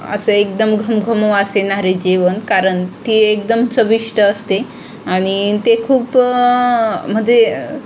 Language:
Marathi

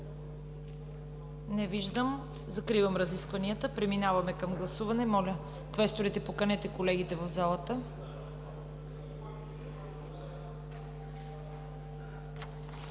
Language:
Bulgarian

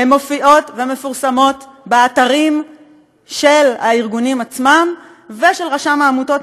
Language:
Hebrew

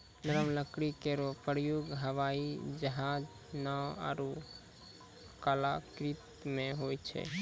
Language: Maithili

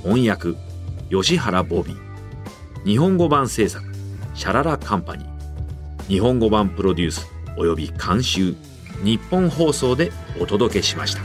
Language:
Japanese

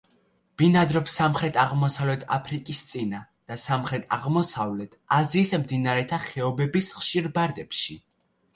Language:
Georgian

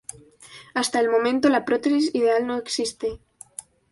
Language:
Spanish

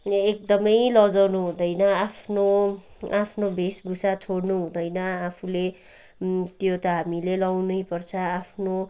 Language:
Nepali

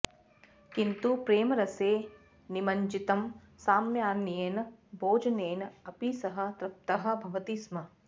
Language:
Sanskrit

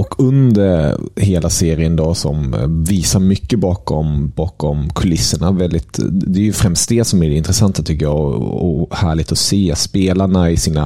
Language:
Swedish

